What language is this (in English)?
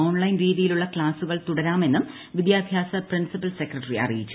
Malayalam